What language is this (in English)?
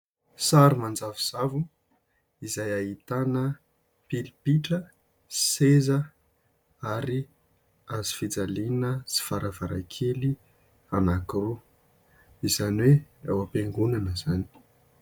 Malagasy